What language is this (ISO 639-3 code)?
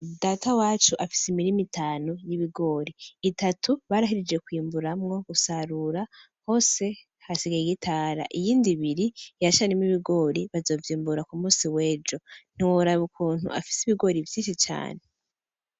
run